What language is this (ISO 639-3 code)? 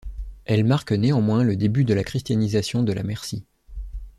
fra